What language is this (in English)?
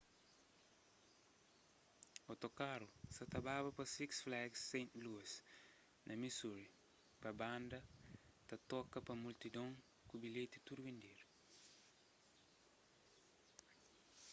Kabuverdianu